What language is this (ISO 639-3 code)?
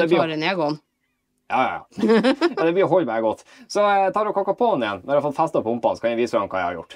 nor